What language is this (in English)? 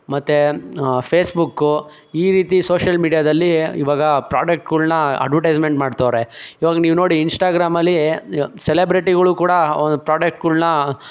Kannada